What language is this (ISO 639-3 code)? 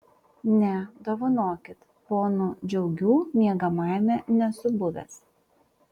lit